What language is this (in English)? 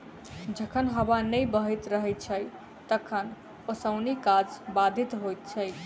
Maithili